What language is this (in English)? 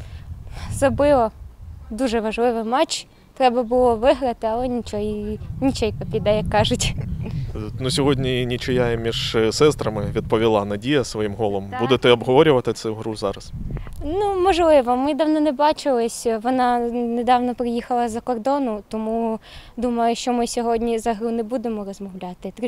Russian